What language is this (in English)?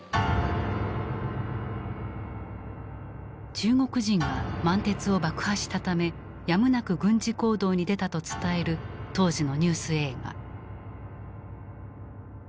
Japanese